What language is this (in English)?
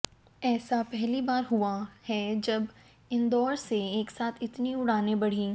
Hindi